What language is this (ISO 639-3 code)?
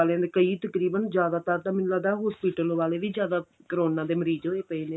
pan